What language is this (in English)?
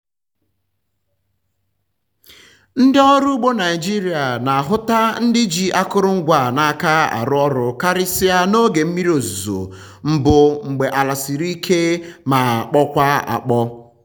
Igbo